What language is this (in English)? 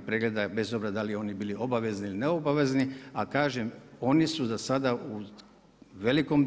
Croatian